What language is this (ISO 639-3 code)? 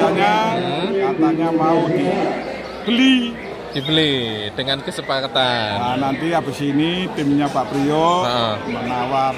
ind